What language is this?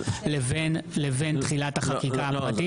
Hebrew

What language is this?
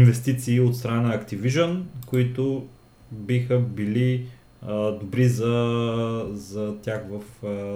Bulgarian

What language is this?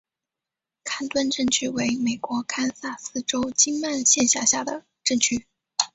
Chinese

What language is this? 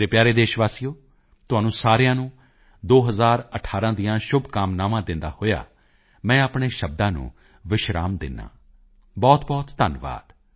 Punjabi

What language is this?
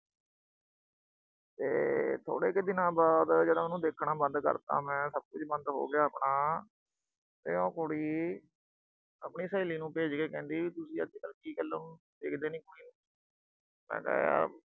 Punjabi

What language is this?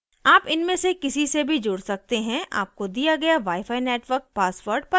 Hindi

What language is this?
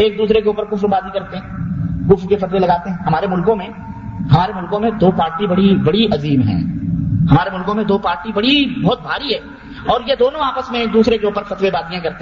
Urdu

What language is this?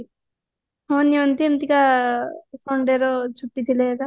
Odia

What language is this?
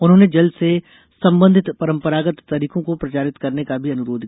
Hindi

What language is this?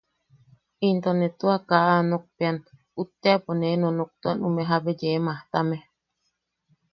Yaqui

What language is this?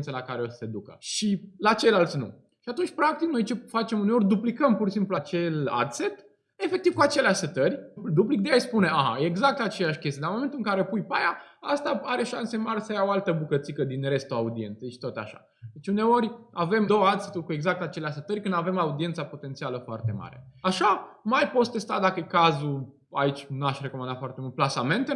Romanian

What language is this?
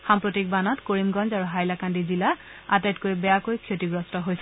Assamese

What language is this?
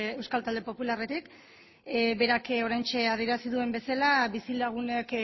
Basque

